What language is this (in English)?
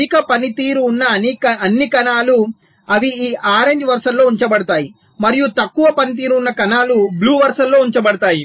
Telugu